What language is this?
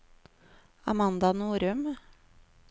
Norwegian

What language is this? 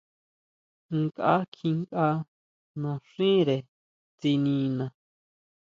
Huautla Mazatec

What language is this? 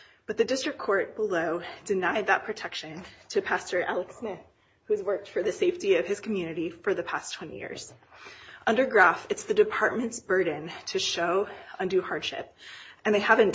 English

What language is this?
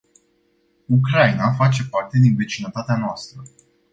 Romanian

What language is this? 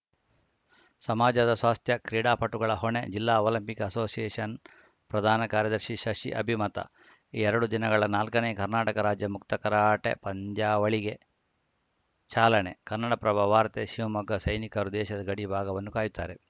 Kannada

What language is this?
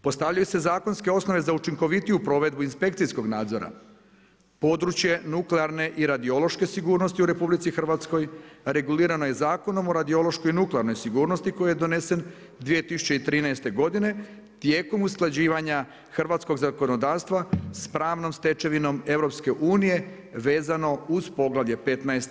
Croatian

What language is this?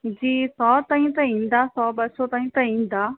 Sindhi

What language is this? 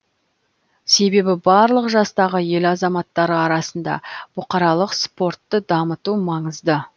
Kazakh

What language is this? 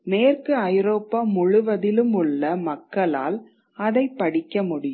Tamil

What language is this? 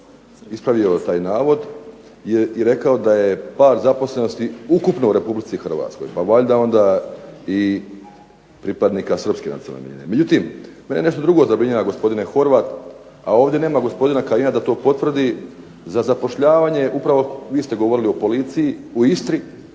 Croatian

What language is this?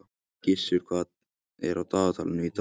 Icelandic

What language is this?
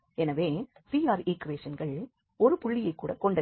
Tamil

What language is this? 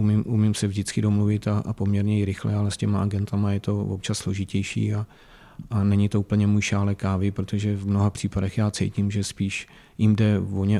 Czech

